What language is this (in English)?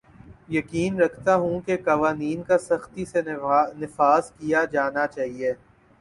Urdu